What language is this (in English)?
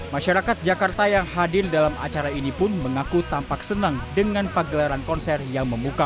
Indonesian